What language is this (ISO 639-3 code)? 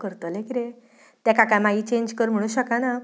kok